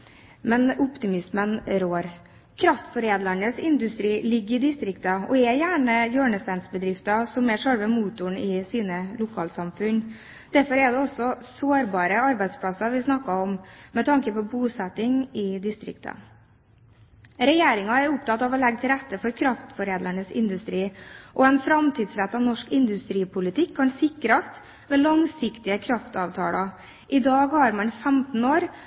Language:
Norwegian Bokmål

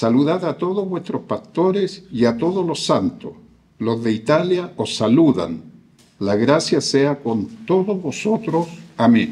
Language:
Spanish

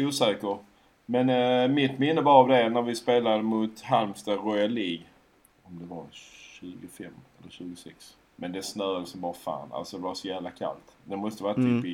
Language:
Swedish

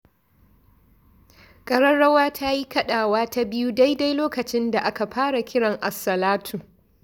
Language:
Hausa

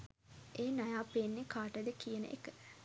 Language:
Sinhala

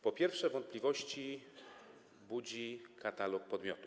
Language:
Polish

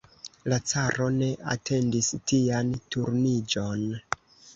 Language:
Esperanto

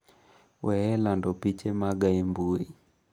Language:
Luo (Kenya and Tanzania)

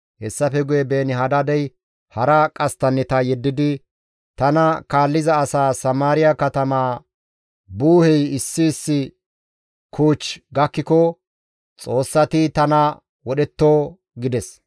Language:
Gamo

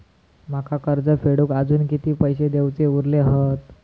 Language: Marathi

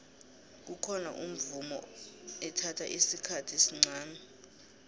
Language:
South Ndebele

